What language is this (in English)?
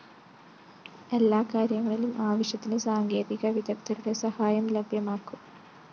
Malayalam